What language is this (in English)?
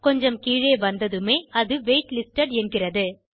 Tamil